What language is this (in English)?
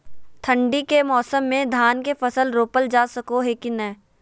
Magahi